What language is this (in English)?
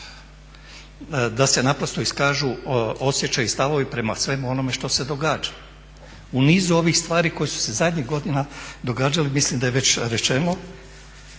Croatian